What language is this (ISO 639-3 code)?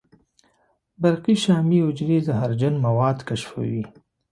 pus